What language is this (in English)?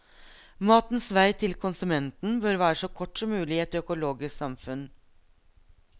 Norwegian